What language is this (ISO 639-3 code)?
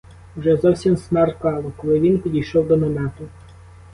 ukr